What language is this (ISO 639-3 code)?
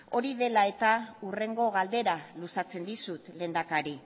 eus